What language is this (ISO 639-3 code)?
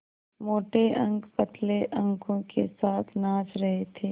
hin